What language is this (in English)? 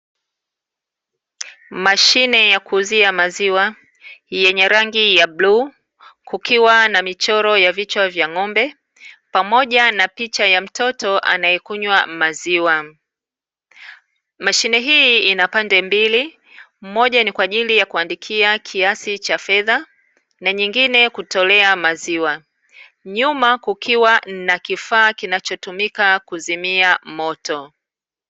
Swahili